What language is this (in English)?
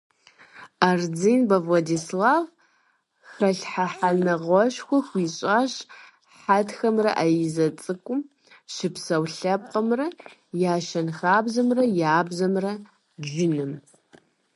Kabardian